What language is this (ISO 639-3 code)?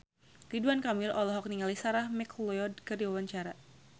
sun